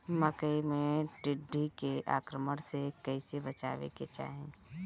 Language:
Bhojpuri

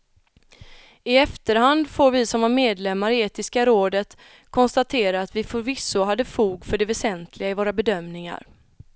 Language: Swedish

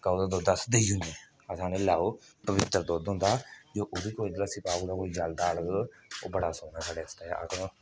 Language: Dogri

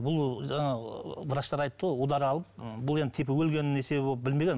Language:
Kazakh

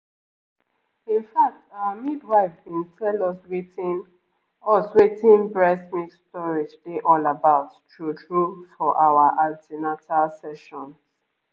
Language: Nigerian Pidgin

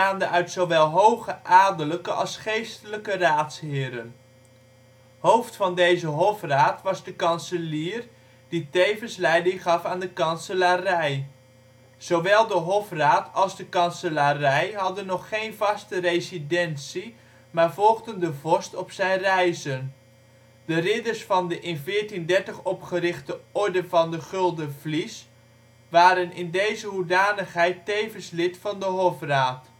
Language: Dutch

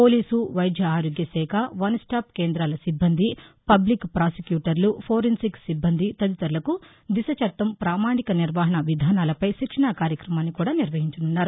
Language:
Telugu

